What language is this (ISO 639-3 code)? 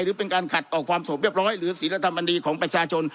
tha